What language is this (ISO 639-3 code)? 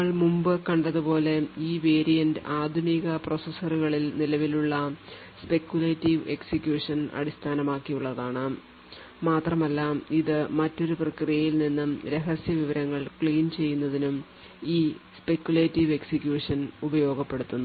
mal